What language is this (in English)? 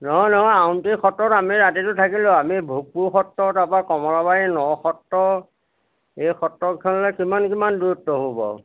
Assamese